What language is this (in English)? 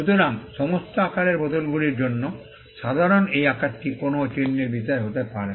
Bangla